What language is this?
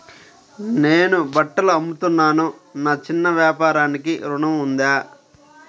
Telugu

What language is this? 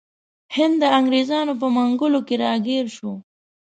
Pashto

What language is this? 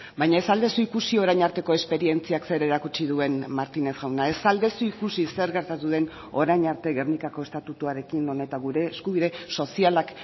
Basque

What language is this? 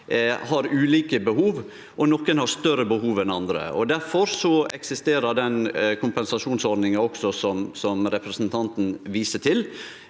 Norwegian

